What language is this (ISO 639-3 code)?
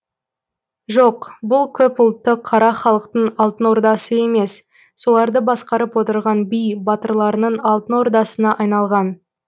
kaz